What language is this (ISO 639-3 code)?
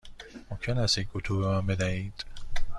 fas